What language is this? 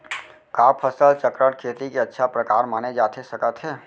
Chhattisgarhi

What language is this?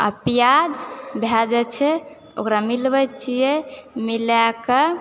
Maithili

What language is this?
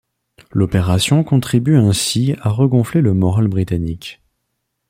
French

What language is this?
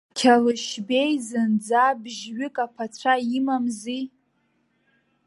Abkhazian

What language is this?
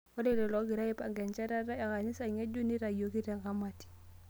Masai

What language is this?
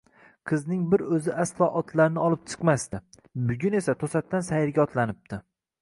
Uzbek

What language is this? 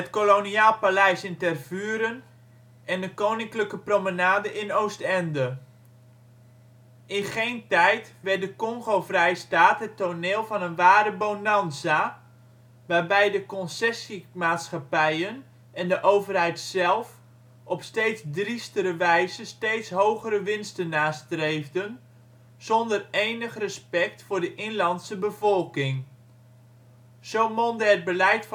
Dutch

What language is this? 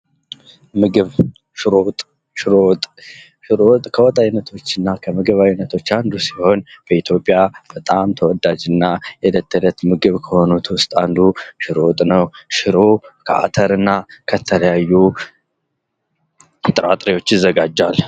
Amharic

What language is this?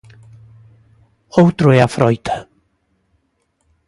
Galician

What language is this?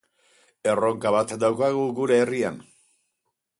Basque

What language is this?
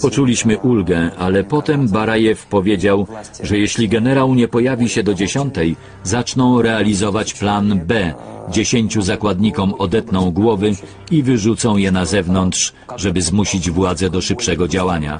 Polish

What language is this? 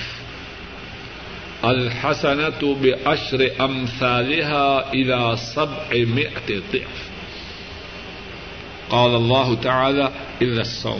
Urdu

